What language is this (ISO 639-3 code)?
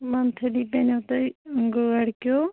kas